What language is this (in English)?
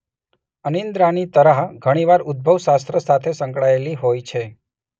Gujarati